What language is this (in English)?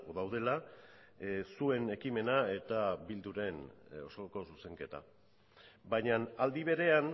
Basque